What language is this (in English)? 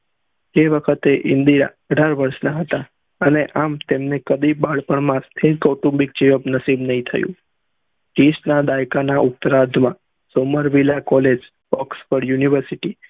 Gujarati